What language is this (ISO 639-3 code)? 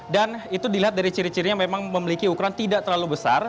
ind